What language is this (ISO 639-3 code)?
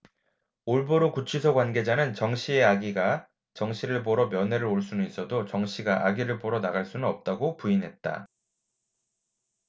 kor